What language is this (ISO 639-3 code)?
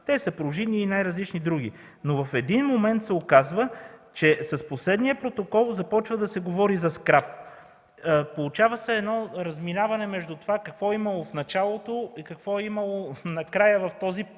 bul